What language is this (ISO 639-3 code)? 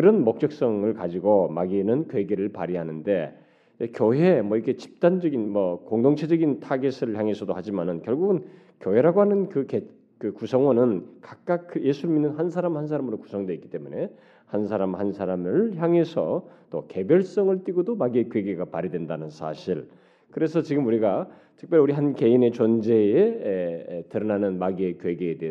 kor